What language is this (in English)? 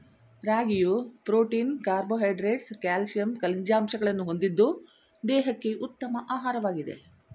Kannada